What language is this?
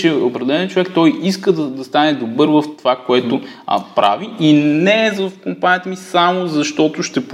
Bulgarian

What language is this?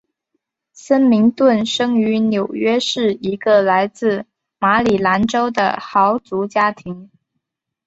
Chinese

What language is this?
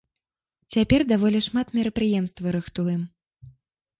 Belarusian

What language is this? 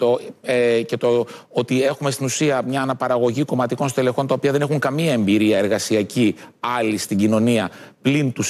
Greek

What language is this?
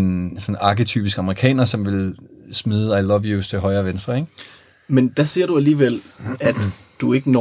Danish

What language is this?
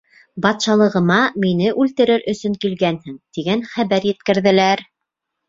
Bashkir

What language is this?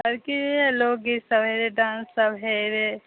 Maithili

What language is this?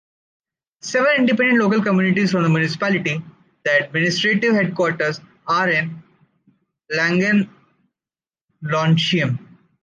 English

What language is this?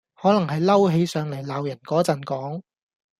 Cantonese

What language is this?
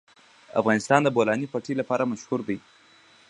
Pashto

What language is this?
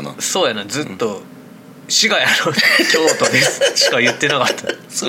Japanese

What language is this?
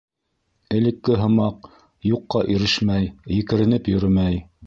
Bashkir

